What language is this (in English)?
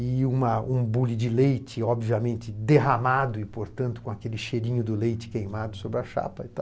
Portuguese